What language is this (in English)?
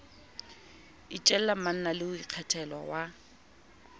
Southern Sotho